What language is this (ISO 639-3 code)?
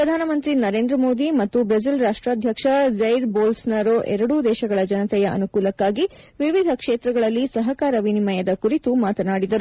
kan